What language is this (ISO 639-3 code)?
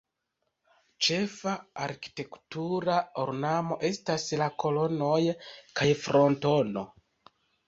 epo